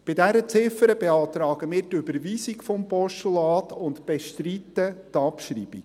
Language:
Swiss German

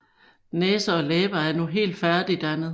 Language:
Danish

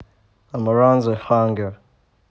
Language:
Russian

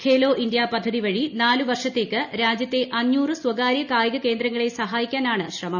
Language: Malayalam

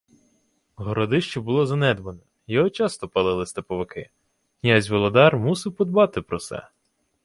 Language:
Ukrainian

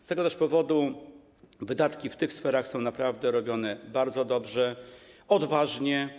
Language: Polish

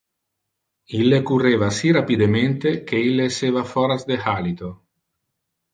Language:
Interlingua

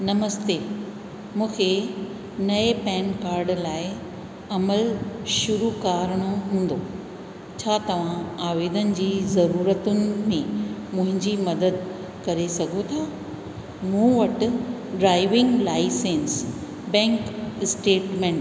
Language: Sindhi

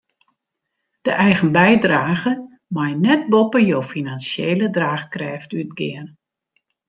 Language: Western Frisian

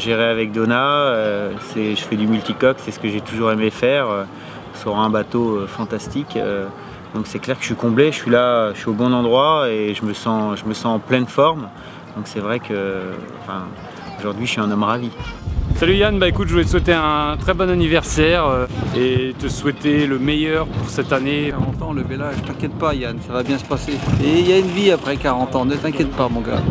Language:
French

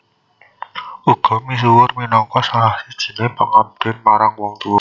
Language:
Javanese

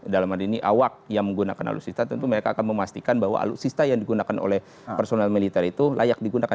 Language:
Indonesian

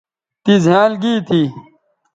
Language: Bateri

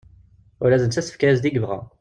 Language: Kabyle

